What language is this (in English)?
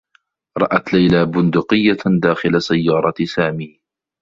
Arabic